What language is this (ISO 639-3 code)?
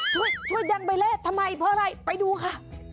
tha